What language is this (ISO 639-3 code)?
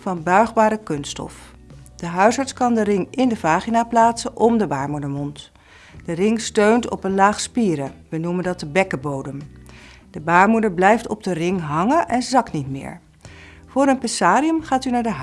nld